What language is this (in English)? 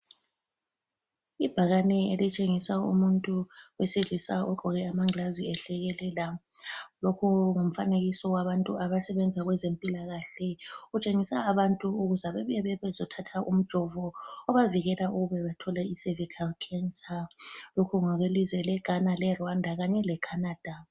North Ndebele